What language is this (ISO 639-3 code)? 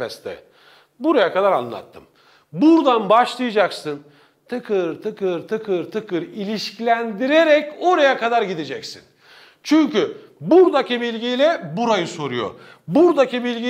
tur